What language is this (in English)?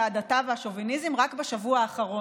Hebrew